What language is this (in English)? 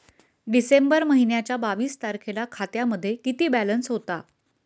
Marathi